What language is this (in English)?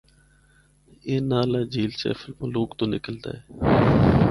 Northern Hindko